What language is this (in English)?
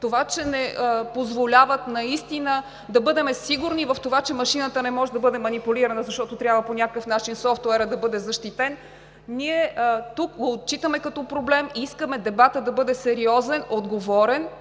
Bulgarian